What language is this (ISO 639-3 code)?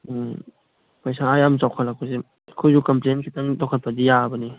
mni